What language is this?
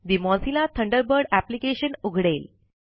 Marathi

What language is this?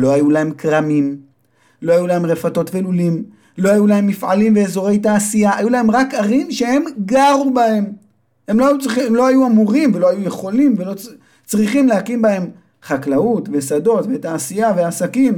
Hebrew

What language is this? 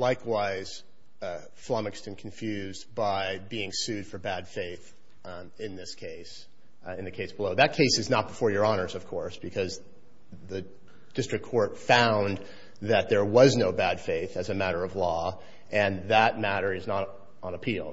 English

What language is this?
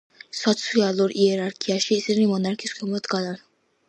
Georgian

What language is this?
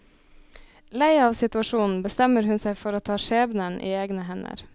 Norwegian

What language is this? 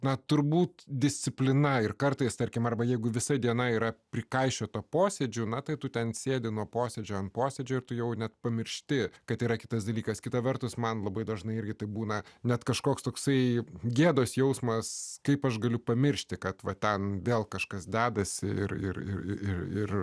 Lithuanian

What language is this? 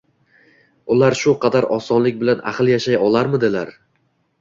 Uzbek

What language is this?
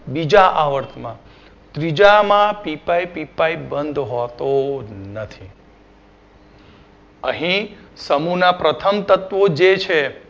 Gujarati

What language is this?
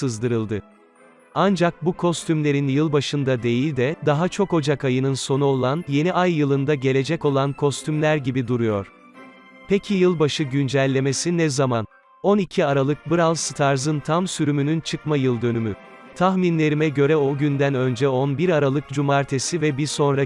Turkish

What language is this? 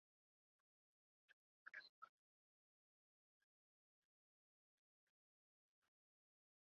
Uzbek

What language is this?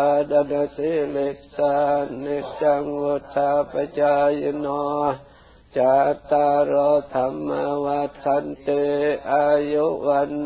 Thai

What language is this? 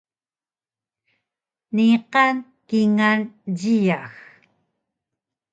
Taroko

